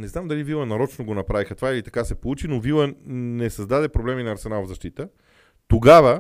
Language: Bulgarian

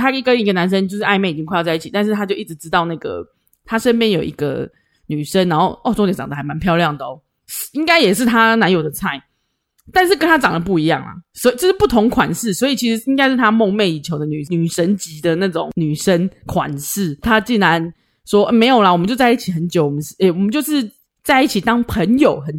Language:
Chinese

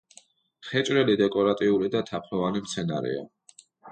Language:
Georgian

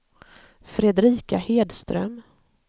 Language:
Swedish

